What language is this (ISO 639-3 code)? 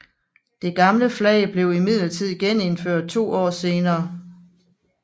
dan